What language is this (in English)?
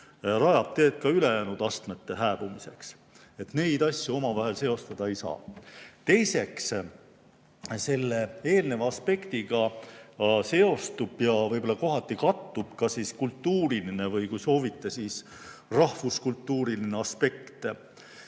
Estonian